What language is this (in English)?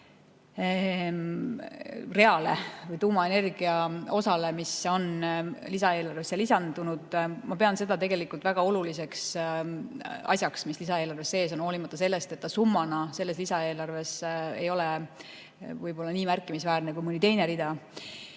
Estonian